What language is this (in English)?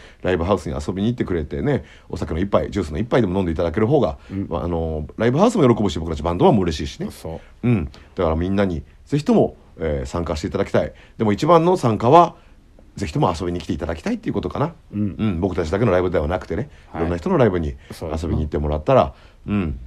Japanese